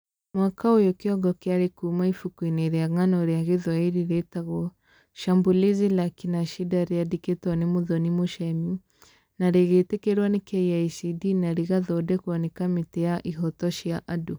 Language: Kikuyu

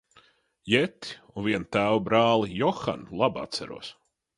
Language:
Latvian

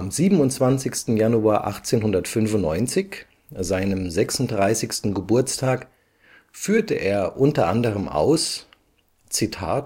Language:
German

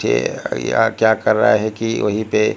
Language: Hindi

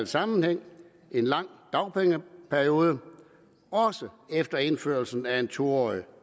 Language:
Danish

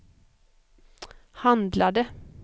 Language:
Swedish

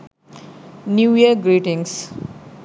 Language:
Sinhala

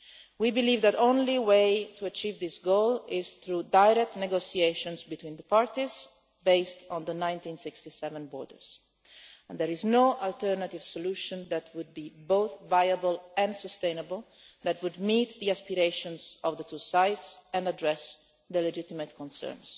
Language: English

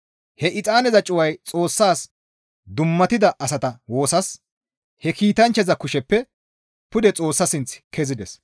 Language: Gamo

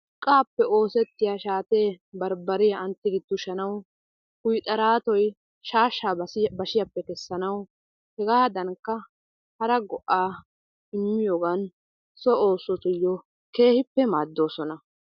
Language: Wolaytta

